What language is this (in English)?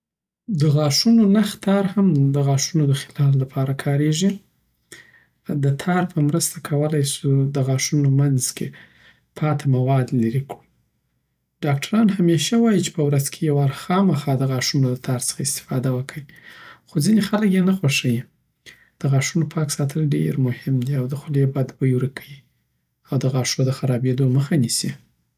Southern Pashto